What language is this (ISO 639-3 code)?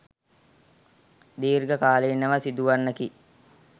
sin